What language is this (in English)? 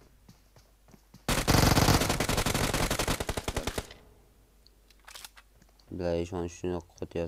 Turkish